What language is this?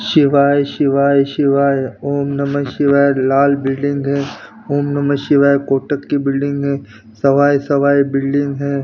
Hindi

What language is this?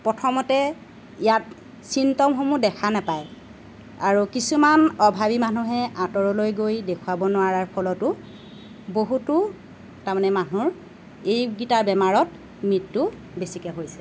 Assamese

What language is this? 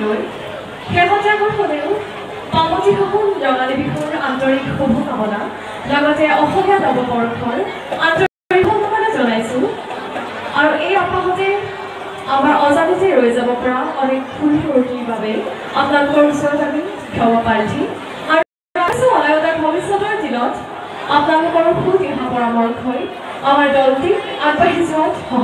Thai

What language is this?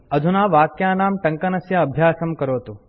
Sanskrit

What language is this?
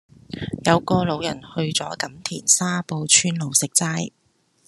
Cantonese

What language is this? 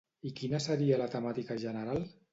Catalan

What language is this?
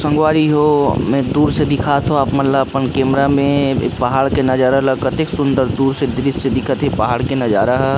Chhattisgarhi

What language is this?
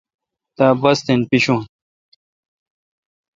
Kalkoti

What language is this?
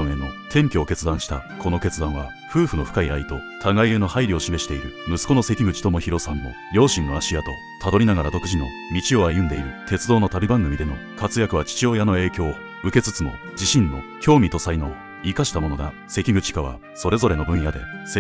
Japanese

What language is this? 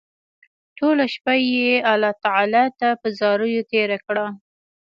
Pashto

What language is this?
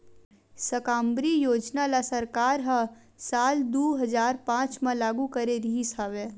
Chhattisgarhi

